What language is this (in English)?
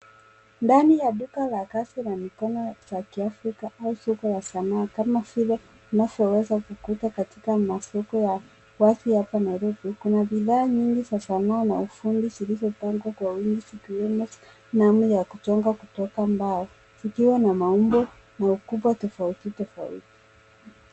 Swahili